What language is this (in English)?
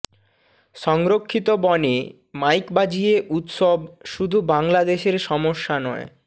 Bangla